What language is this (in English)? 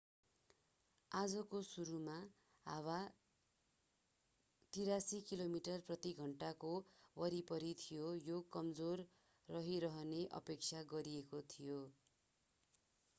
Nepali